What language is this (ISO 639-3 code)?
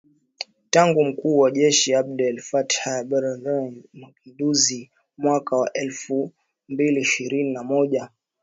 swa